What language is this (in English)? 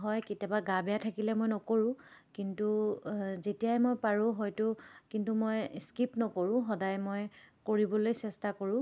Assamese